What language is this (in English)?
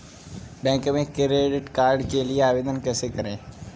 Hindi